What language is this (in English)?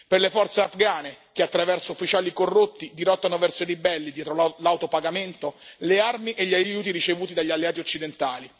Italian